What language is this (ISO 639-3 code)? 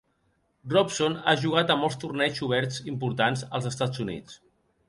cat